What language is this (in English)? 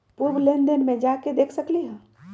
Magahi